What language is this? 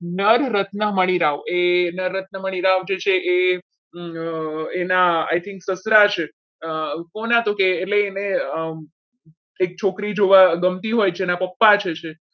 Gujarati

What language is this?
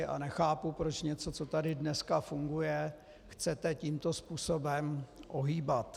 Czech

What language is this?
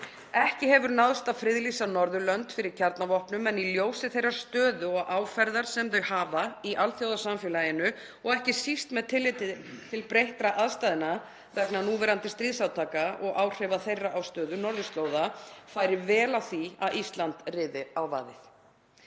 Icelandic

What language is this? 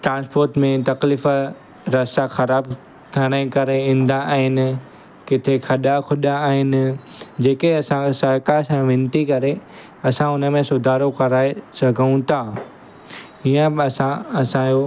Sindhi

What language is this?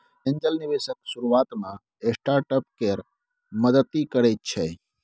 Maithili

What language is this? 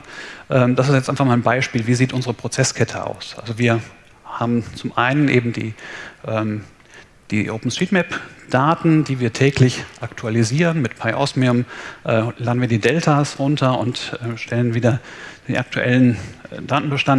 German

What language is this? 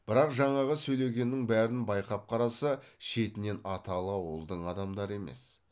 Kazakh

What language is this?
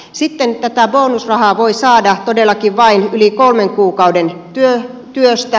Finnish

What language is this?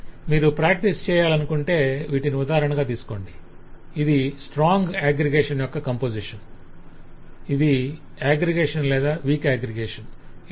Telugu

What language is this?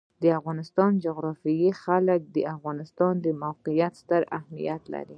Pashto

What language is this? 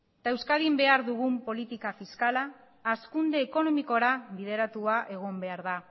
Basque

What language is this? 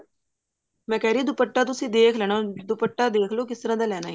Punjabi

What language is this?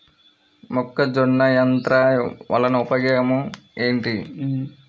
Telugu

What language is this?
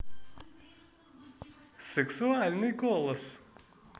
Russian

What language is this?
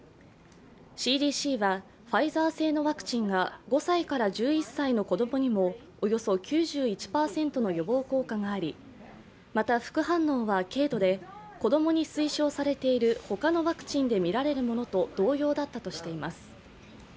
Japanese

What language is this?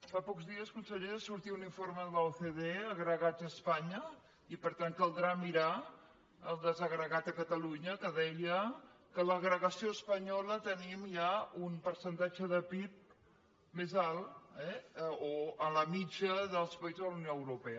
Catalan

